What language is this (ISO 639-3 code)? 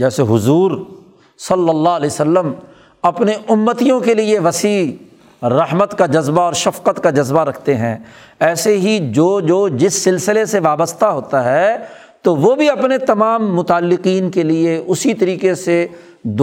urd